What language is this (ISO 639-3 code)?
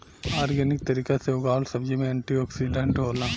bho